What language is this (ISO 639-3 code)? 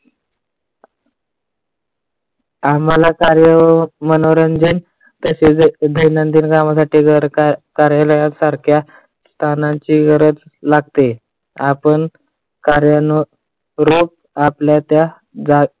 mar